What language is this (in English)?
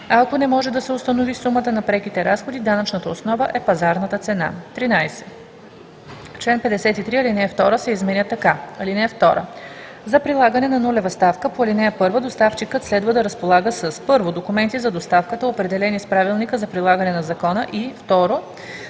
Bulgarian